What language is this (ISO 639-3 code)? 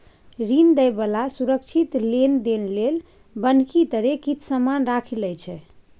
mai